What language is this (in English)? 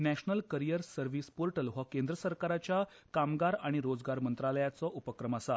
Konkani